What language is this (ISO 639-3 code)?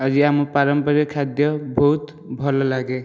ori